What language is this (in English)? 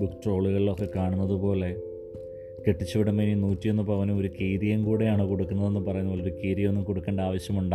Malayalam